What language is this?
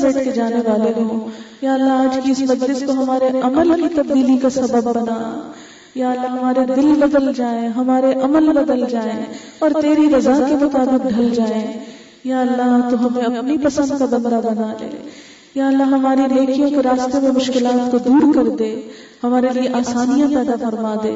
Urdu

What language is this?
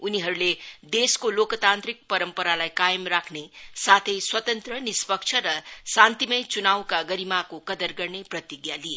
Nepali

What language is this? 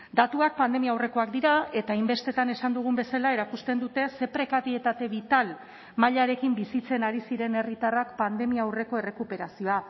Basque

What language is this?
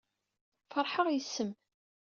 Kabyle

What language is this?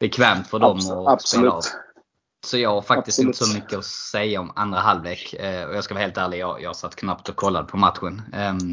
Swedish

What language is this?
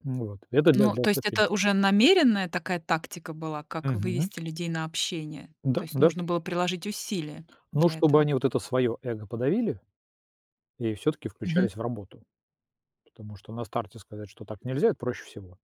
Russian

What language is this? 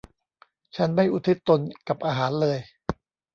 Thai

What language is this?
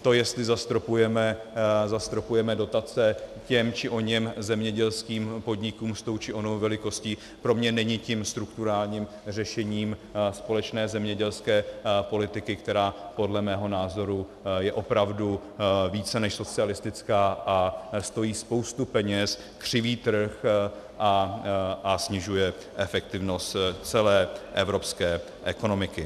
Czech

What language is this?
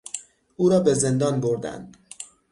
Persian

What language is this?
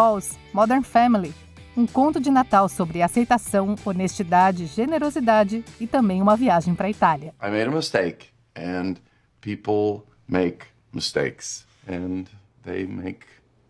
Portuguese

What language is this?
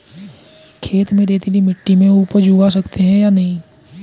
Hindi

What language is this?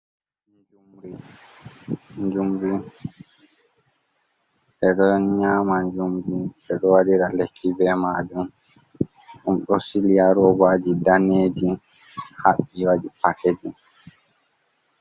Fula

